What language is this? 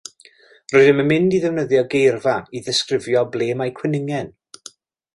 Welsh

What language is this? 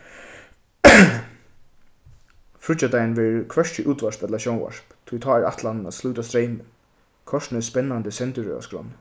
Faroese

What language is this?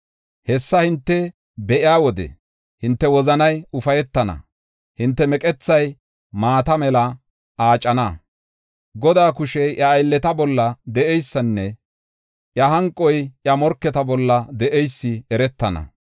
Gofa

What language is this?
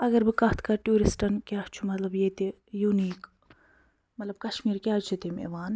Kashmiri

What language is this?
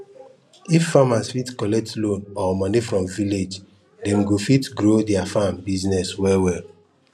Nigerian Pidgin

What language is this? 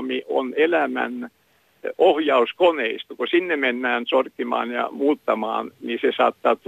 Finnish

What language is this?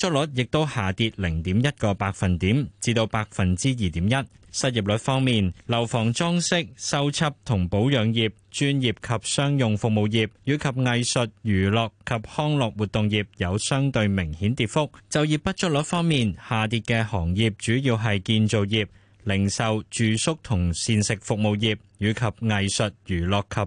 Chinese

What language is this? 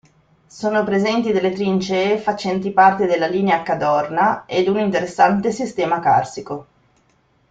Italian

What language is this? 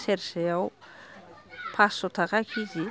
Bodo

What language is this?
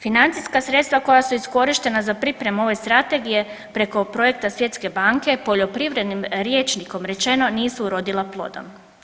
Croatian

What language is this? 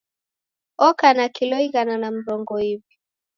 Taita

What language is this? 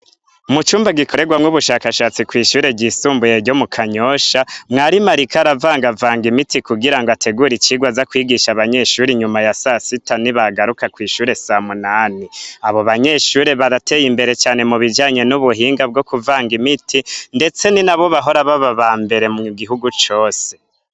Rundi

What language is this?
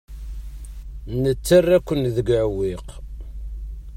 Kabyle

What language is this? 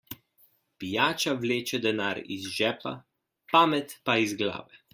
Slovenian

